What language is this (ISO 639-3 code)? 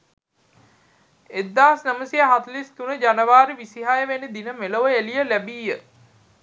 sin